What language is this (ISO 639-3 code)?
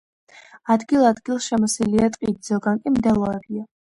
kat